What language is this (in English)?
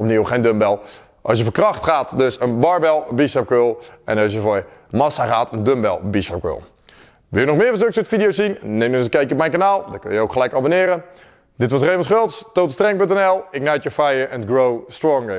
Dutch